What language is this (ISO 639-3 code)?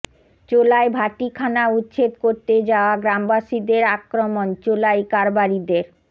ben